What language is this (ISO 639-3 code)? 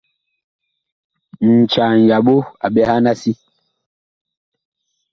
bkh